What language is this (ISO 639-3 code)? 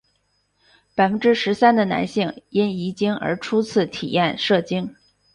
zho